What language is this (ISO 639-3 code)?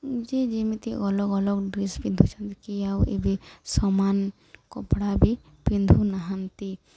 ori